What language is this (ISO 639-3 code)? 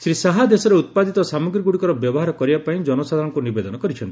ori